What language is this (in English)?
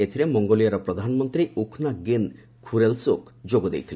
Odia